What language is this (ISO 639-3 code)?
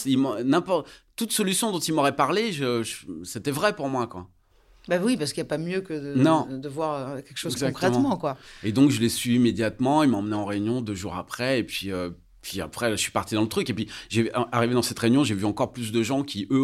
fra